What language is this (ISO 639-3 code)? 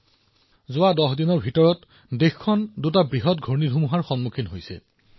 asm